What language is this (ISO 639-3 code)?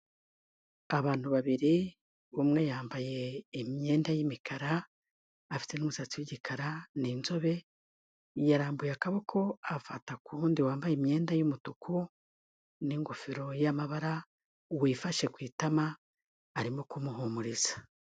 kin